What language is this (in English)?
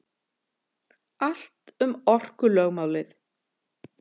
Icelandic